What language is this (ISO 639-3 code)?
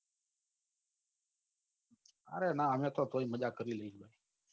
guj